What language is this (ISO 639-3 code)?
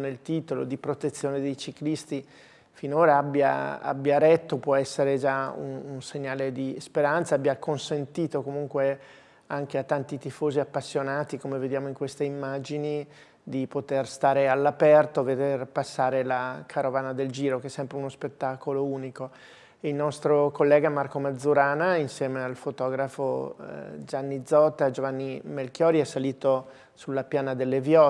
ita